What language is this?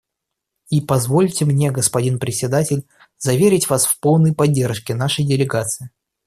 Russian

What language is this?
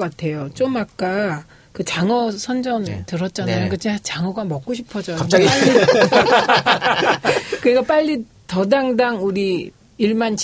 Korean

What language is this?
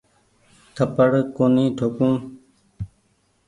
Goaria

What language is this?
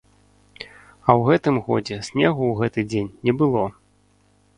Belarusian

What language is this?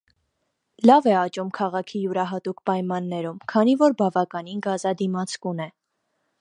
Armenian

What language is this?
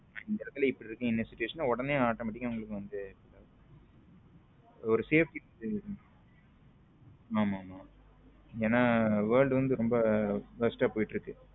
Tamil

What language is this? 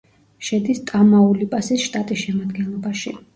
Georgian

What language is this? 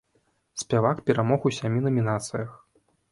Belarusian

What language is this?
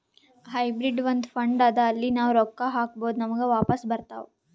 Kannada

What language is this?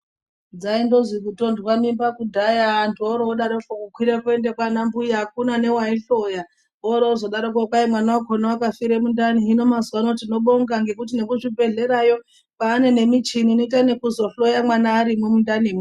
Ndau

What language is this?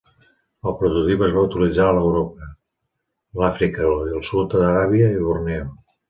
Catalan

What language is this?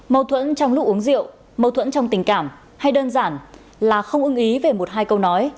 Vietnamese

